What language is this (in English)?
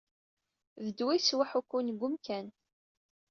Kabyle